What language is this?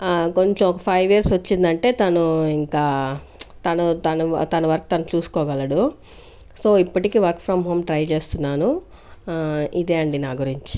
Telugu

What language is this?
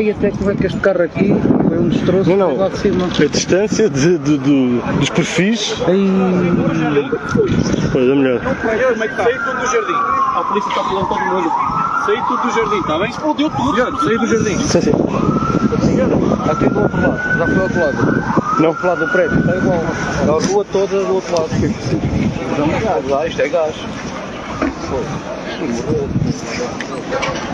Portuguese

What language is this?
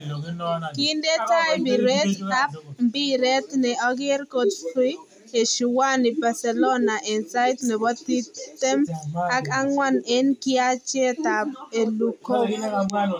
Kalenjin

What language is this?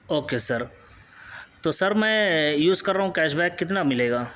Urdu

